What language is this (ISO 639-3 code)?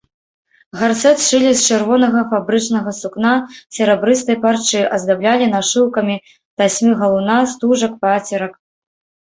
bel